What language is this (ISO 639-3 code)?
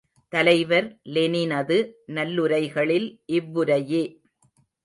tam